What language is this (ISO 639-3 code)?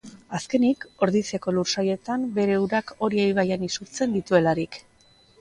eus